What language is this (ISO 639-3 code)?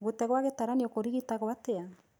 kik